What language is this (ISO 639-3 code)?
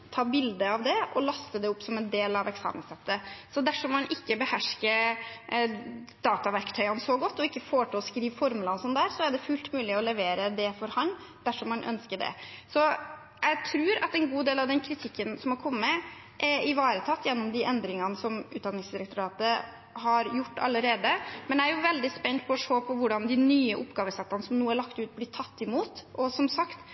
nob